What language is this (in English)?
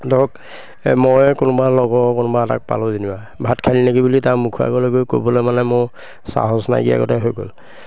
Assamese